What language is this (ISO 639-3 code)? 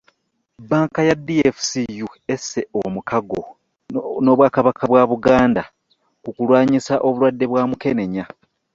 lug